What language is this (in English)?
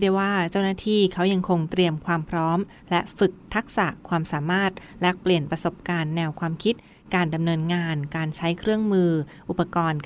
Thai